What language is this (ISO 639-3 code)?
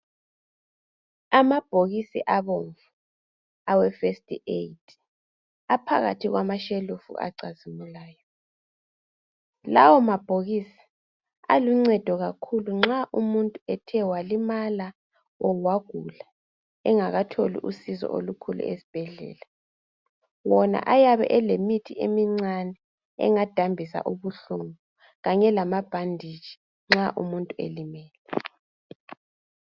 nde